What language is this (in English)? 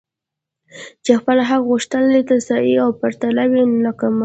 Pashto